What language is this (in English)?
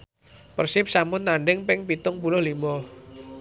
Javanese